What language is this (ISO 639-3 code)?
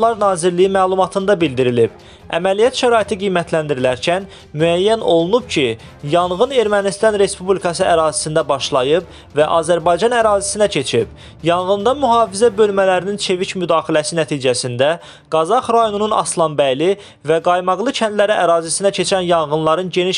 tur